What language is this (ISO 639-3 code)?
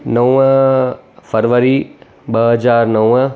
snd